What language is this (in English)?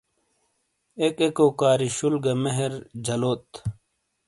Shina